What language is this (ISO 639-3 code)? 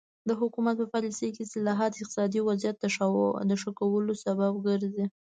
pus